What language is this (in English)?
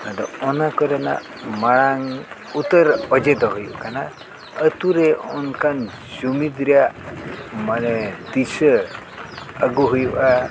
Santali